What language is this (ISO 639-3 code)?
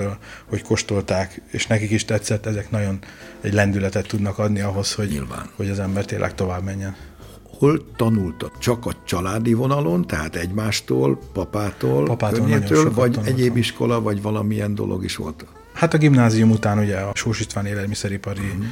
hun